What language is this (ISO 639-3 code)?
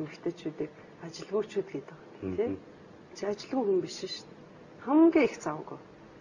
tur